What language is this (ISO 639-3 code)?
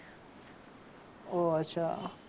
guj